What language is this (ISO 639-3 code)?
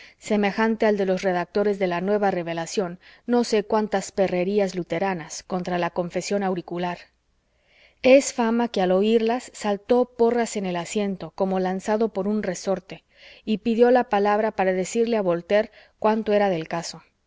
spa